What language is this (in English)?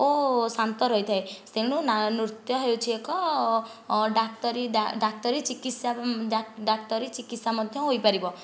Odia